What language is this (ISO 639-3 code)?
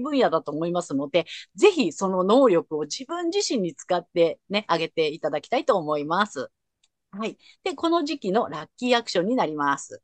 jpn